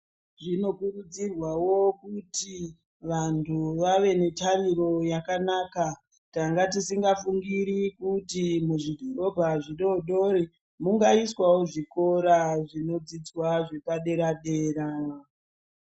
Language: Ndau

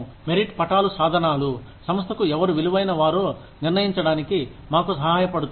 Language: Telugu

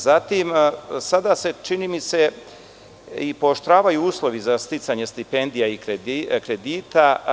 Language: Serbian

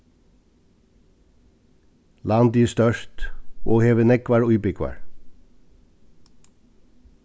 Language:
Faroese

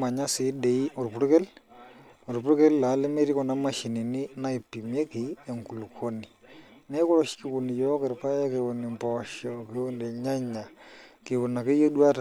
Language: Masai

